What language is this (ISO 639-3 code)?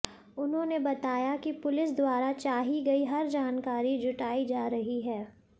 hin